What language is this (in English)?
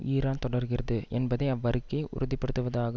Tamil